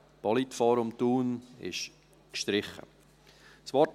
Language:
Swiss German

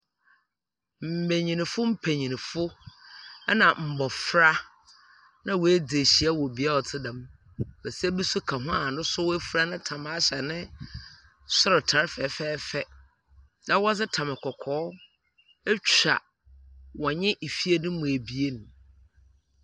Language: Akan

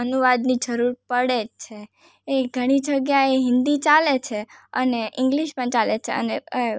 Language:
Gujarati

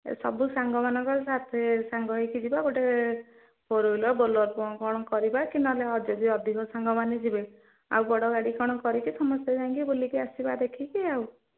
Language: Odia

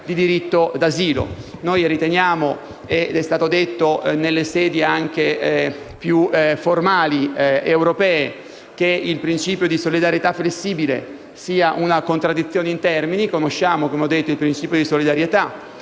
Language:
Italian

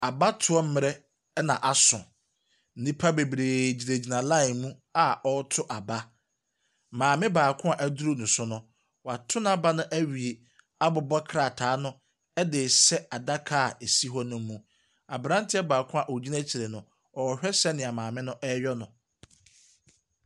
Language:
Akan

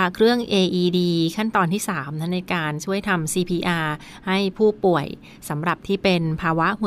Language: Thai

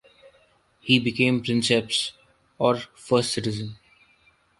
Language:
English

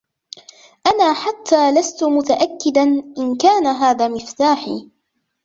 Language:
Arabic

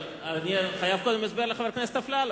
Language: Hebrew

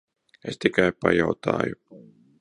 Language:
Latvian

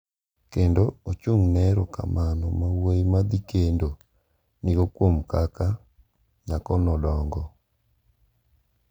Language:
Luo (Kenya and Tanzania)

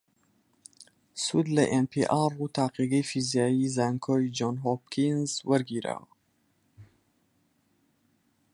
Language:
Central Kurdish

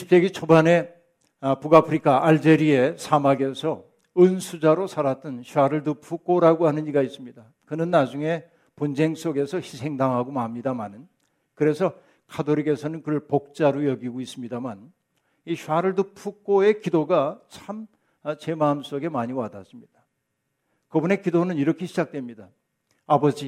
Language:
Korean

